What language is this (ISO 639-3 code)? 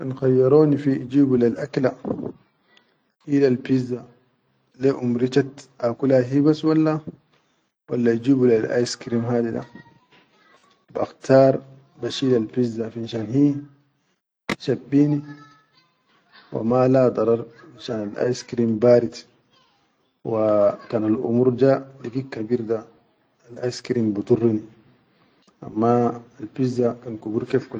shu